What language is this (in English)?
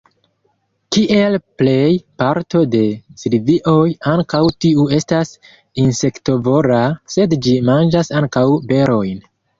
Esperanto